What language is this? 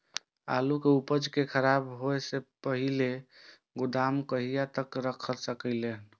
Maithili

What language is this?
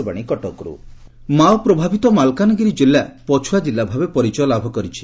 Odia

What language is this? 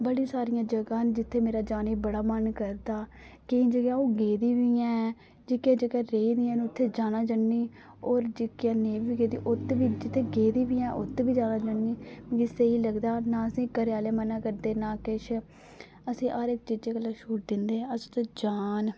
Dogri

